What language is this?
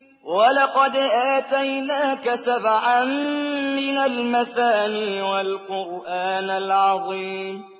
Arabic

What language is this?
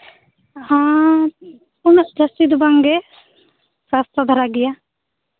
Santali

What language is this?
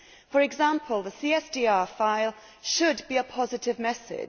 English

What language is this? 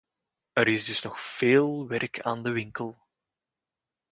Dutch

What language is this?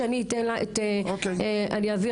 Hebrew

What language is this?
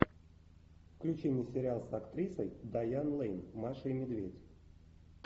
Russian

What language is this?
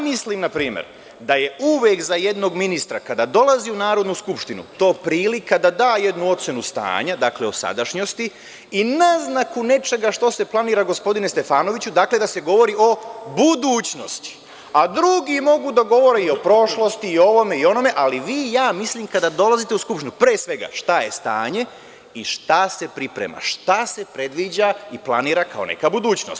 Serbian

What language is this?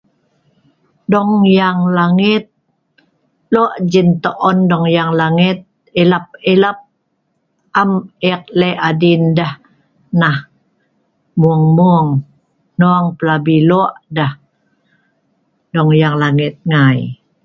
Sa'ban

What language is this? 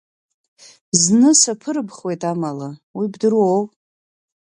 Abkhazian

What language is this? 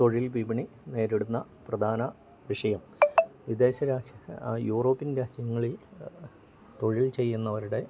Malayalam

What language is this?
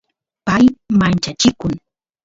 Santiago del Estero Quichua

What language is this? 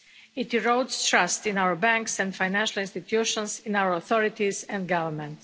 English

